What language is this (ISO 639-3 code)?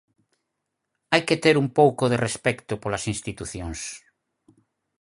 glg